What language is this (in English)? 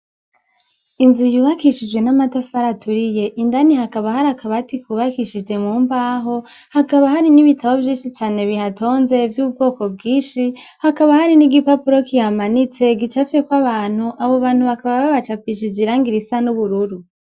Rundi